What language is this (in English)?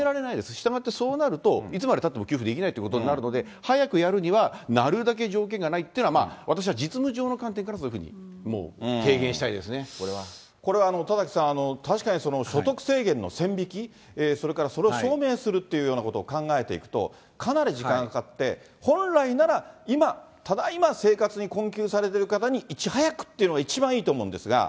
Japanese